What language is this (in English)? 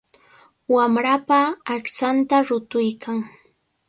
Cajatambo North Lima Quechua